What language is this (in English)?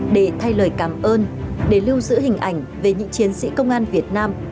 Vietnamese